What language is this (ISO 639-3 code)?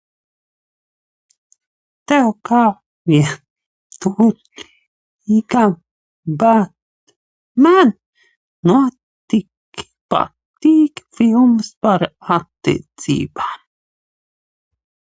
lav